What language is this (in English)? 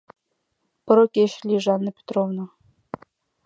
Mari